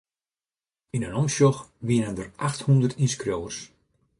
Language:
Western Frisian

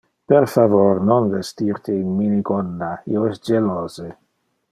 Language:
Interlingua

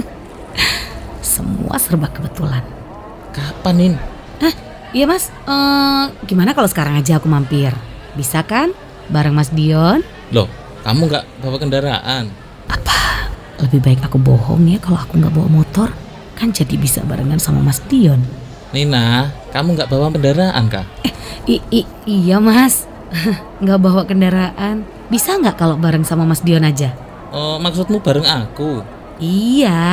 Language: Indonesian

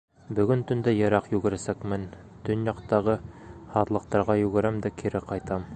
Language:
Bashkir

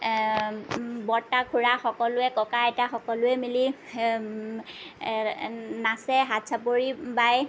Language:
Assamese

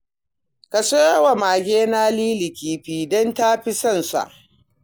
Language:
Hausa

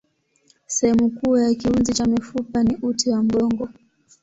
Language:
Swahili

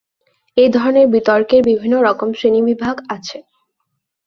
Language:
Bangla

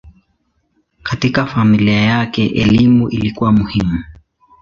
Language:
Swahili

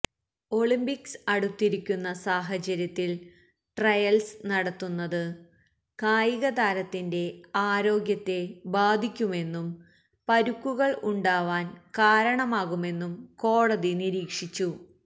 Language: Malayalam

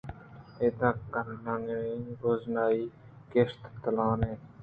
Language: Eastern Balochi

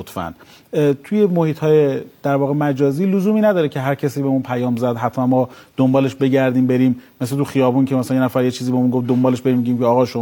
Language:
Persian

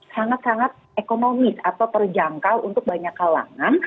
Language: Indonesian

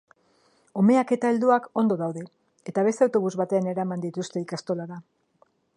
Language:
Basque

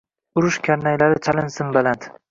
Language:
Uzbek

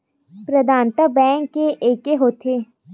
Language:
Chhattisgarhi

